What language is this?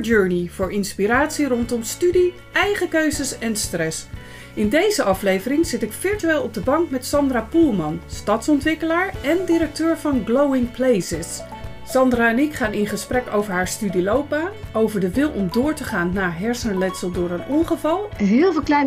Dutch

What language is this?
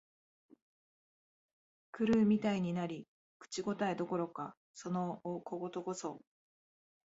Japanese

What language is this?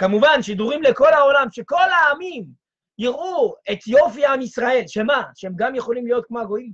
Hebrew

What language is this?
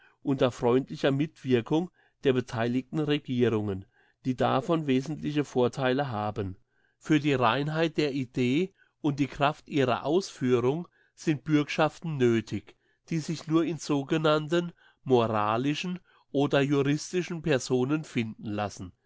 German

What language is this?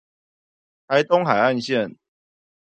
Chinese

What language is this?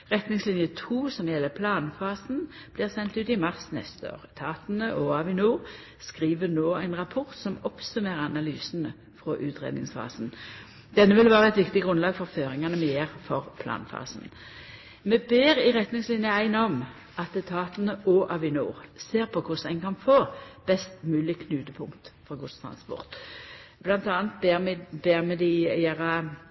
Norwegian Nynorsk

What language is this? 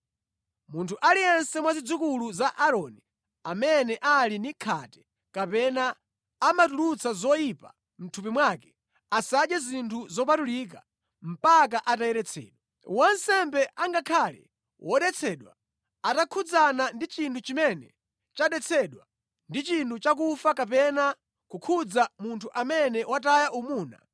Nyanja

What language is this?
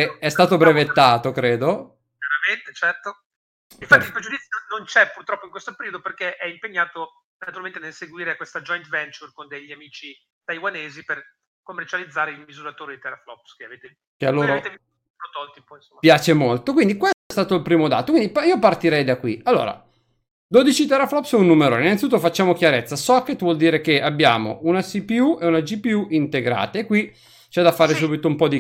Italian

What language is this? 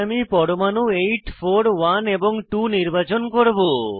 Bangla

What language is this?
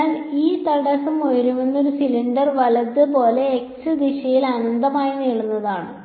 Malayalam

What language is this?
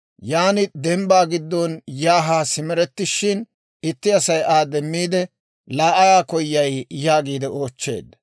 Dawro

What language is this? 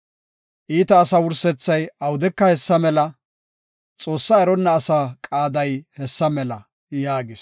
Gofa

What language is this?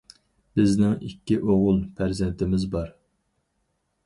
Uyghur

